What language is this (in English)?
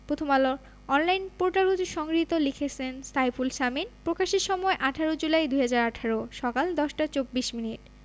Bangla